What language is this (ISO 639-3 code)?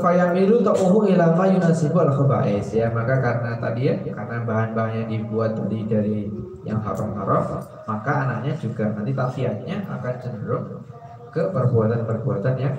ind